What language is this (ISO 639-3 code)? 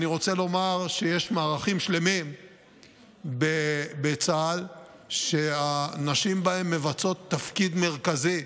heb